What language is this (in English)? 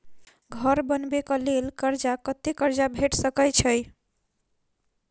Maithili